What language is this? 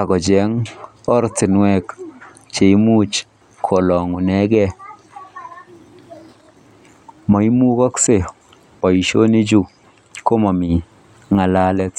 Kalenjin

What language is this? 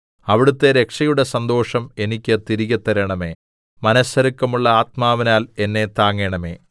Malayalam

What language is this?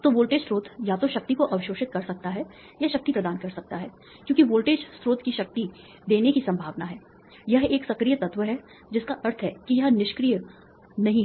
Hindi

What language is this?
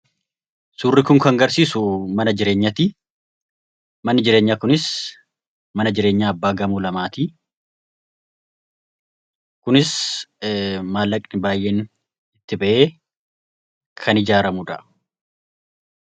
Oromo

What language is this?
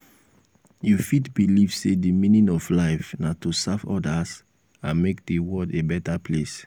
Nigerian Pidgin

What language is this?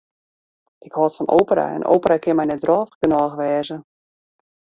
Western Frisian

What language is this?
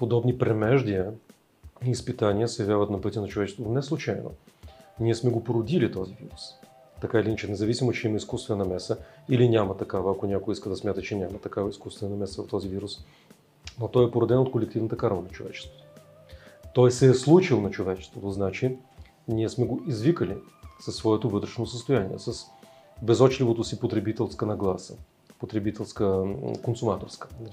Bulgarian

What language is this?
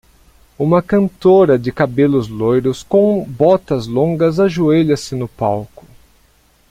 Portuguese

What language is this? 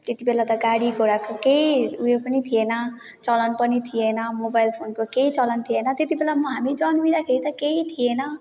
Nepali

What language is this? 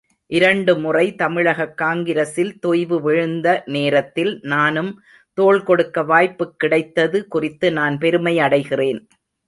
Tamil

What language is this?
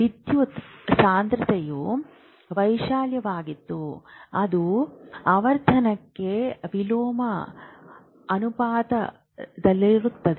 Kannada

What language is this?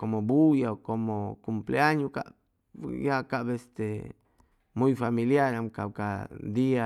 Chimalapa Zoque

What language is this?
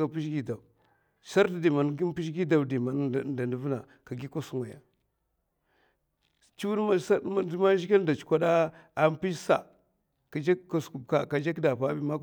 Mafa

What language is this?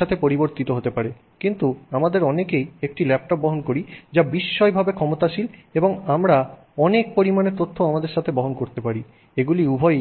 Bangla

